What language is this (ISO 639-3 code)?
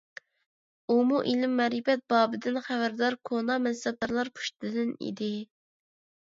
uig